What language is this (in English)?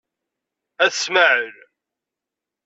Kabyle